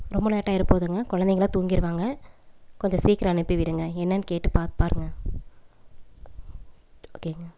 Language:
Tamil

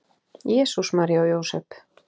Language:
Icelandic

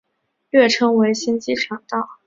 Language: Chinese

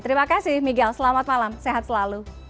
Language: Indonesian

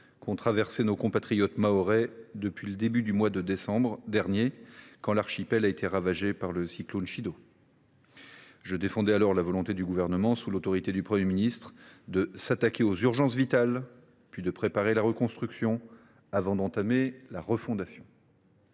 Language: French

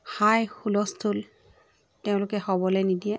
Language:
Assamese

